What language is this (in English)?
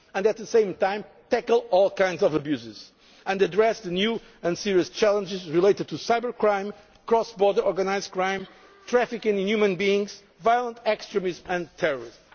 English